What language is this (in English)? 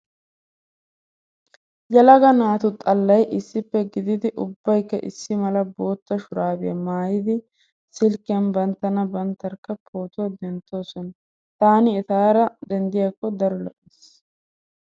Wolaytta